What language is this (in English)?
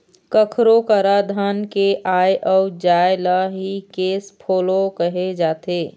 Chhattisgarhi